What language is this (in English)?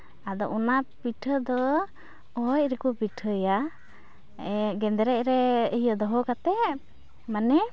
Santali